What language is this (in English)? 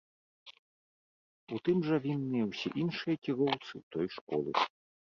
Belarusian